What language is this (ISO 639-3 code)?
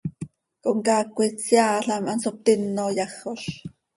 sei